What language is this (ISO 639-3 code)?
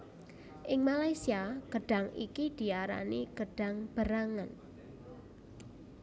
jav